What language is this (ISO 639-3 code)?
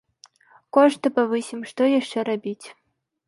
bel